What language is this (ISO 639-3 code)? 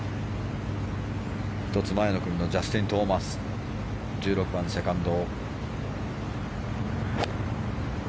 jpn